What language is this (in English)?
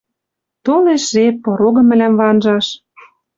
Western Mari